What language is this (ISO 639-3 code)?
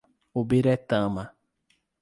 por